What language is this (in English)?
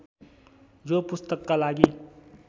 Nepali